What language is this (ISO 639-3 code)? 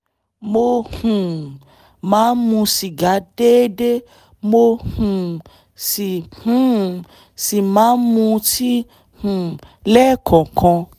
yor